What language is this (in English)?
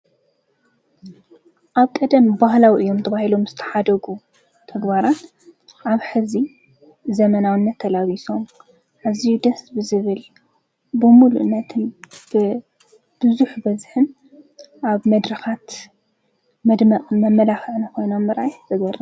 Tigrinya